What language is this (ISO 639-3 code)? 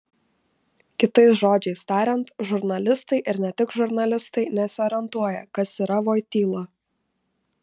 lit